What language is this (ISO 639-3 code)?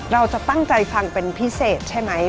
tha